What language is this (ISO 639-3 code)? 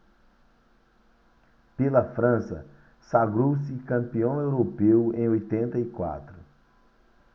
por